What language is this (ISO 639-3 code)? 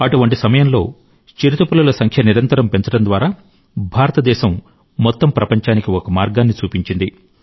tel